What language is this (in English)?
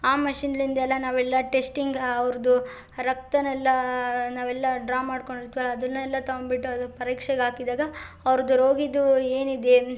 Kannada